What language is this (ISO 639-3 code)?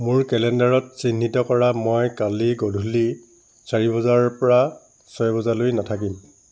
asm